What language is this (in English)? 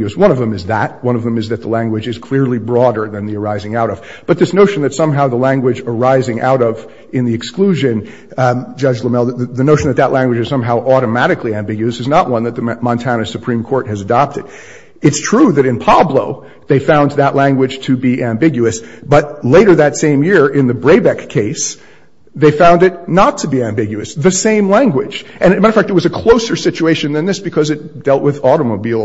English